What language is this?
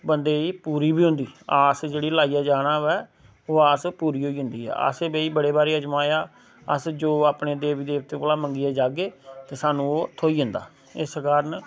Dogri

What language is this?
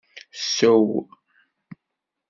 Kabyle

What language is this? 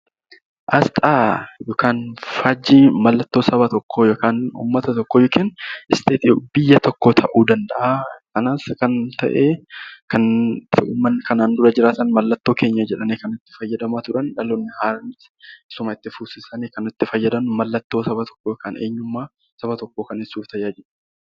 Oromo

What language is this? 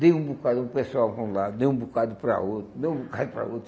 Portuguese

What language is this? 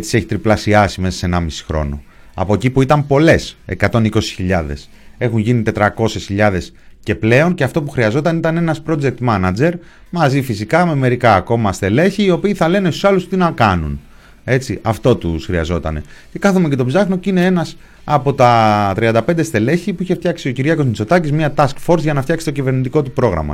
Greek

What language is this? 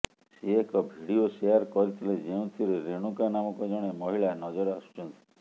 Odia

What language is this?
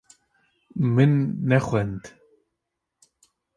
Kurdish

